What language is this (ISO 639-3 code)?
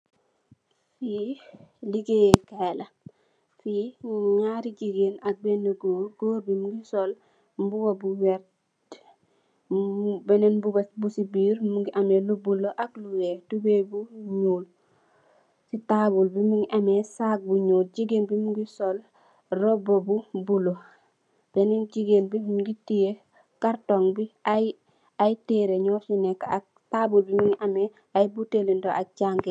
wol